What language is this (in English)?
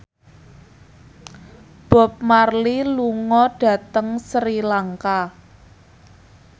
Javanese